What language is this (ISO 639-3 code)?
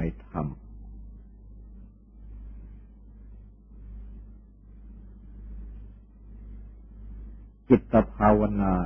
tha